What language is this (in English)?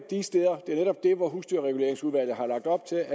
Danish